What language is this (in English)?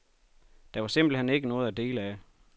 Danish